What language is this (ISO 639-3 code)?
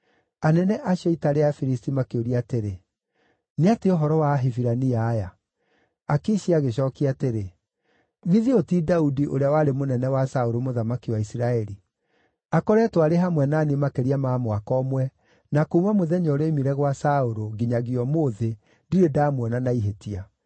kik